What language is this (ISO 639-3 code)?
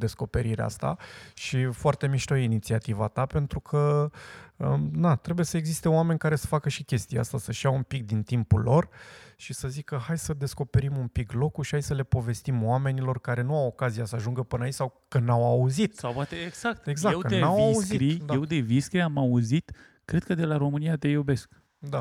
ron